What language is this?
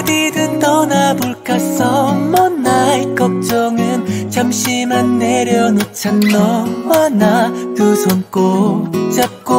Korean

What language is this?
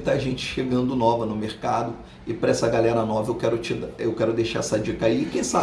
Portuguese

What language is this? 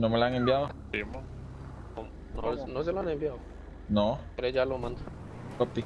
Spanish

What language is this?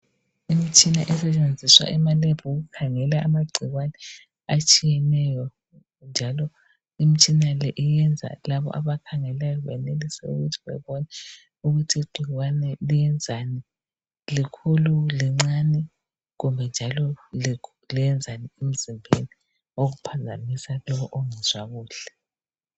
North Ndebele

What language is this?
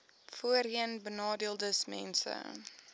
Afrikaans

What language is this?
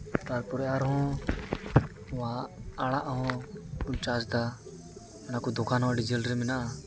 Santali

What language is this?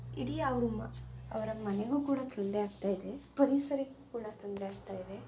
Kannada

